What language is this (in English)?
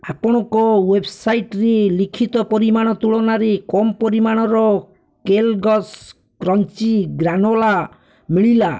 Odia